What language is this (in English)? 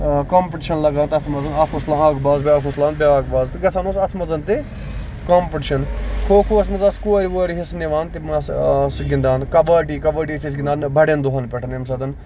Kashmiri